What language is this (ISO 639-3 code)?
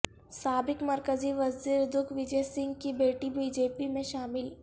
urd